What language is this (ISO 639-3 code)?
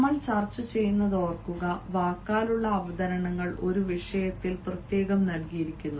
mal